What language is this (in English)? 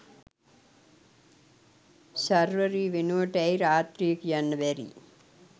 Sinhala